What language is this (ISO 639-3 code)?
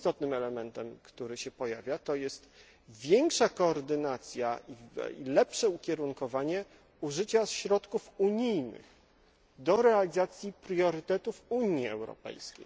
pol